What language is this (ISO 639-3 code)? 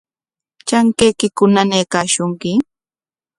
qwa